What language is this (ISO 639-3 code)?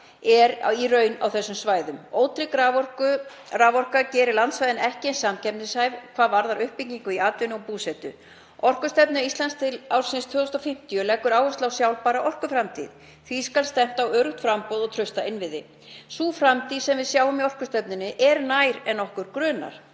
isl